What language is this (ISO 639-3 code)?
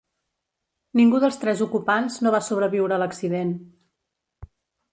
cat